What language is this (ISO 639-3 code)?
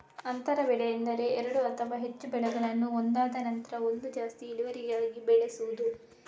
kan